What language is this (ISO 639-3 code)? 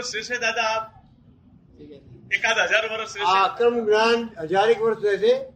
guj